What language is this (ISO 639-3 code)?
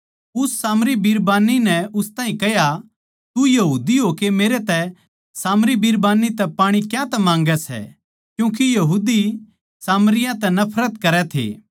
bgc